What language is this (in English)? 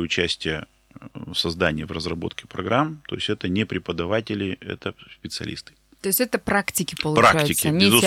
Russian